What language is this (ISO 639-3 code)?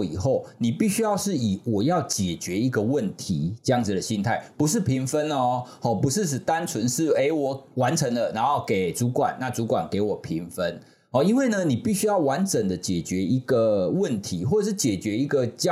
zho